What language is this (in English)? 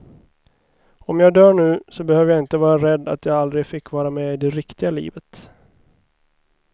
Swedish